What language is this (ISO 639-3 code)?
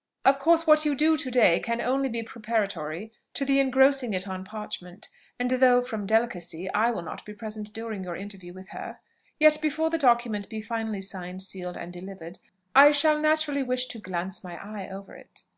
eng